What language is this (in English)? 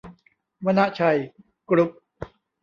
Thai